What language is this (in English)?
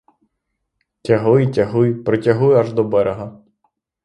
Ukrainian